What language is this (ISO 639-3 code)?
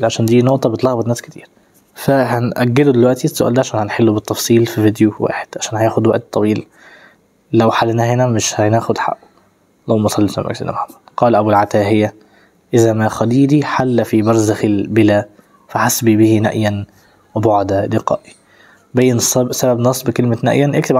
ara